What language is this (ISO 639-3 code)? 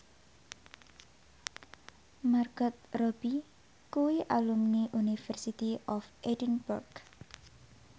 jav